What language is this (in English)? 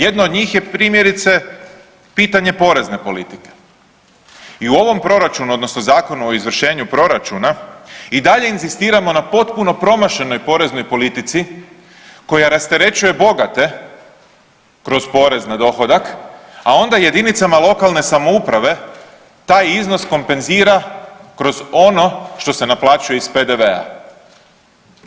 Croatian